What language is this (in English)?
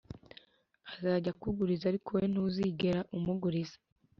Kinyarwanda